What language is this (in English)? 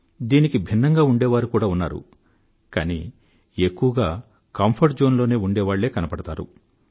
Telugu